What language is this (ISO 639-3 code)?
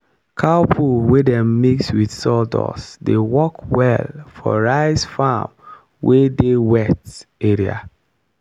pcm